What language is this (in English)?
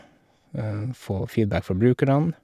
Norwegian